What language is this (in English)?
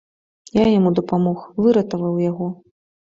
Belarusian